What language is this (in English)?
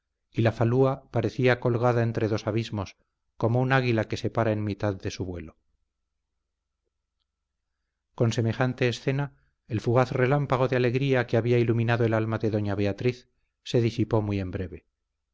Spanish